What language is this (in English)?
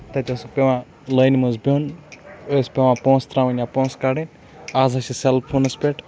Kashmiri